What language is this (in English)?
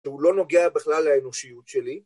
Hebrew